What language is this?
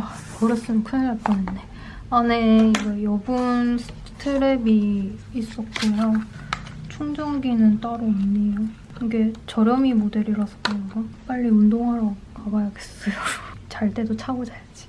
Korean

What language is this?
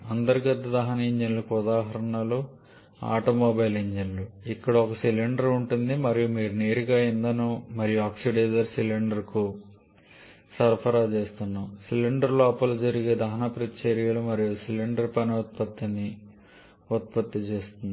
Telugu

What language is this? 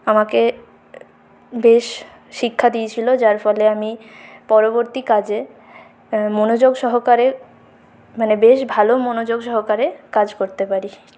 Bangla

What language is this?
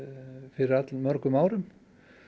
Icelandic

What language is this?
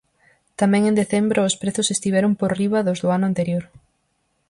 Galician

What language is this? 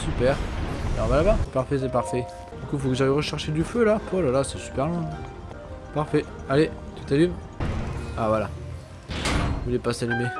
French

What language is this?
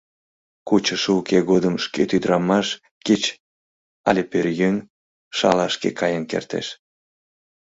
Mari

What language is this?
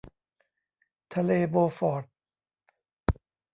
Thai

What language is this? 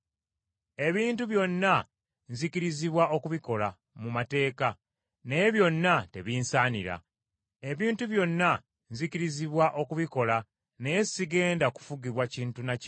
Ganda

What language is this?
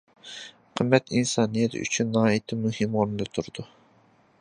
Uyghur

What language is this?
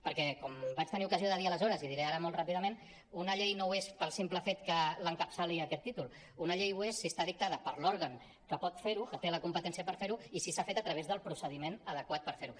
Catalan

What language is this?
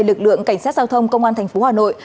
Vietnamese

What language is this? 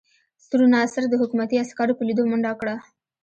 Pashto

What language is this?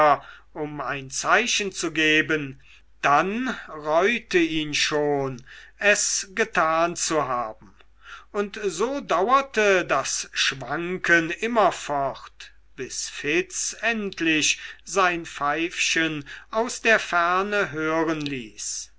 German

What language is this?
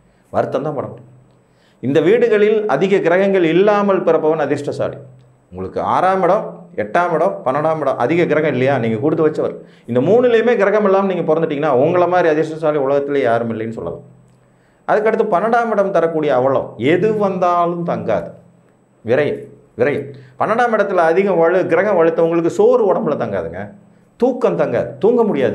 Tamil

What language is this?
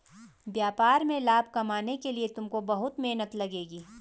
Hindi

